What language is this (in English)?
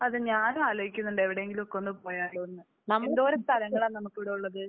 Malayalam